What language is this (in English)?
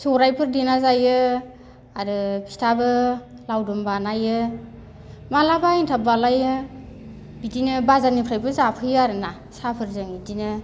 Bodo